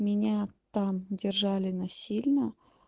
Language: Russian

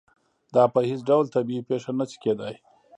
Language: Pashto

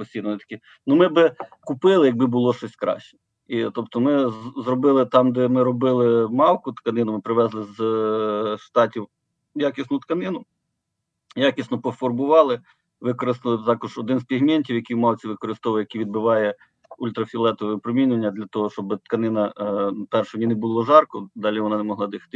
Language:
Ukrainian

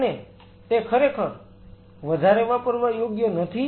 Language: Gujarati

